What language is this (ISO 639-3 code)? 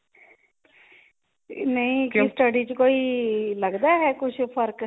pan